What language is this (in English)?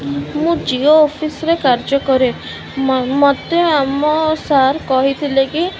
Odia